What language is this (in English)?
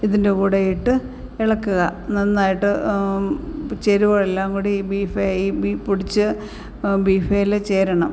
Malayalam